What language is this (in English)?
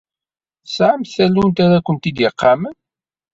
Kabyle